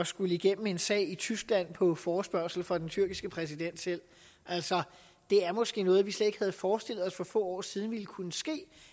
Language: Danish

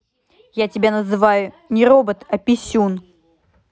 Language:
Russian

